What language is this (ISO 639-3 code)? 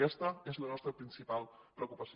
cat